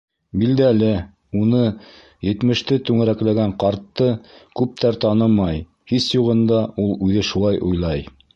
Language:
Bashkir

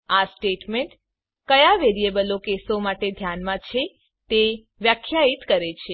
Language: Gujarati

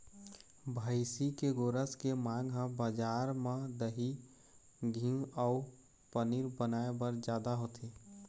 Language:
Chhattisgarhi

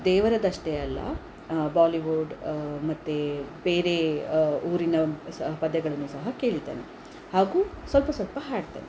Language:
Kannada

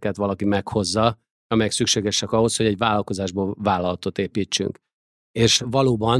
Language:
Hungarian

